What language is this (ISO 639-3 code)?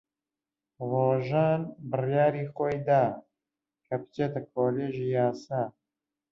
ckb